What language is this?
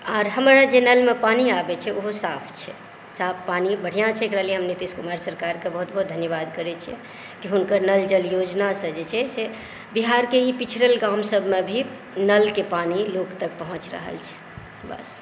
Maithili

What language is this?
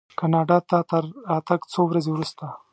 Pashto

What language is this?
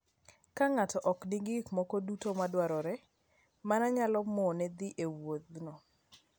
Luo (Kenya and Tanzania)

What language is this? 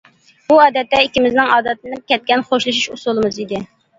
Uyghur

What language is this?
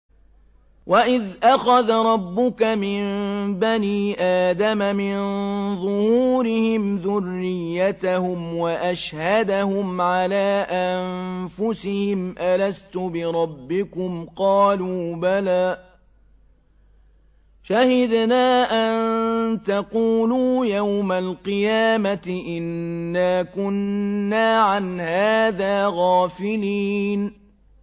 Arabic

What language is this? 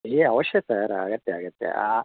Kannada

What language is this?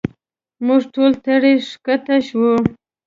Pashto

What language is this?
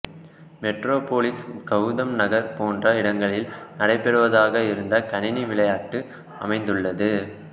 Tamil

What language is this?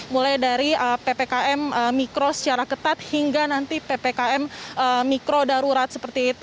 Indonesian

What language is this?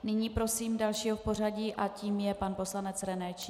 Czech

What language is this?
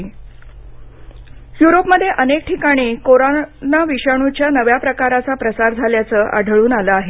Marathi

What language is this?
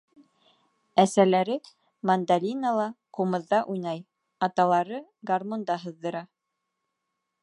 Bashkir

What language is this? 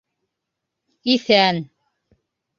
Bashkir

